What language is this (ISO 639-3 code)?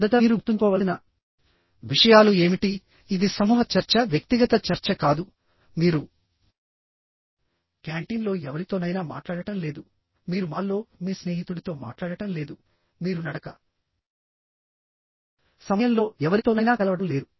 tel